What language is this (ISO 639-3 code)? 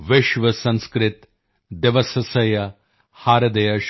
pan